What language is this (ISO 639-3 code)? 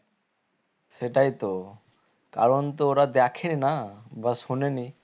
ben